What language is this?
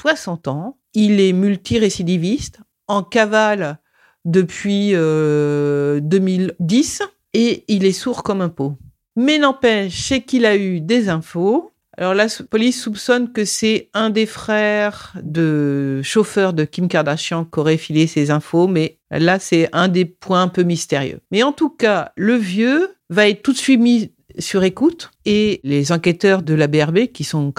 French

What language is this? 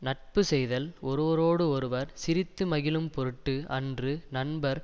Tamil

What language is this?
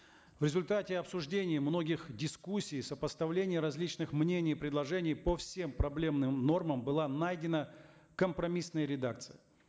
Kazakh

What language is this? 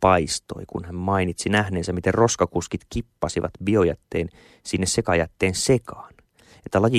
Finnish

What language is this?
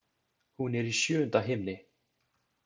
Icelandic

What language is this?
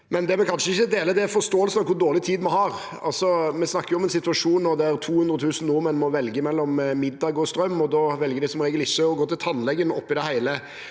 Norwegian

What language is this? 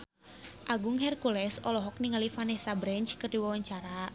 Sundanese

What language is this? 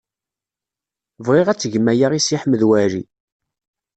Kabyle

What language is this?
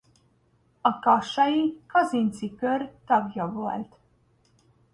Hungarian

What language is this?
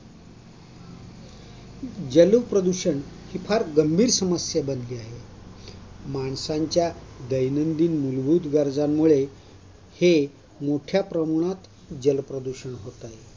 Marathi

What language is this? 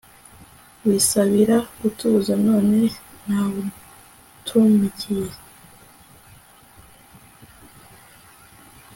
Kinyarwanda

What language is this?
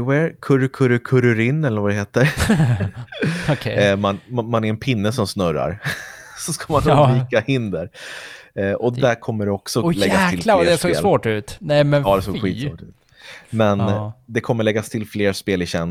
Swedish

